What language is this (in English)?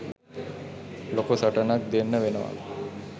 Sinhala